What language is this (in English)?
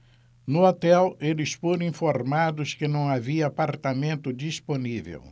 Portuguese